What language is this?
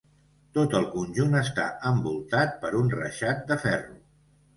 Catalan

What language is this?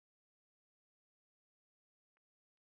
Kinyarwanda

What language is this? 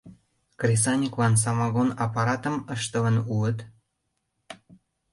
Mari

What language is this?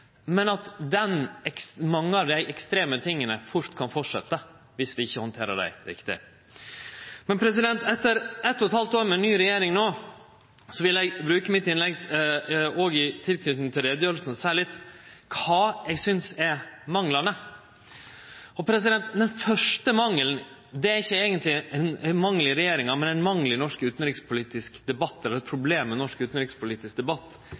Norwegian Nynorsk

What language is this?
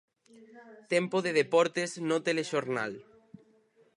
Galician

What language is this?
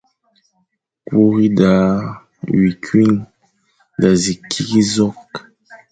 Fang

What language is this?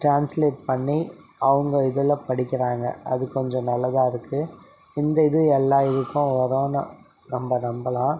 Tamil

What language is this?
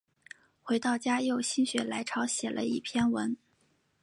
Chinese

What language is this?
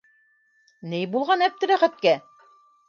Bashkir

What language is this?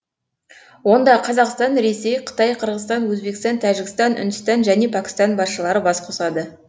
Kazakh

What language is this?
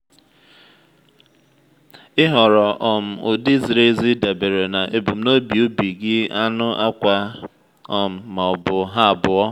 Igbo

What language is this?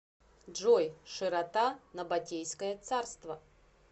Russian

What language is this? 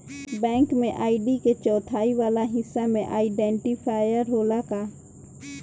Bhojpuri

